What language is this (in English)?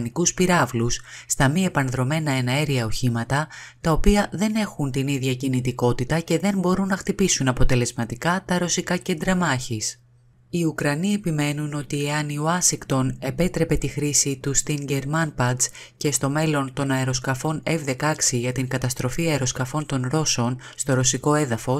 Greek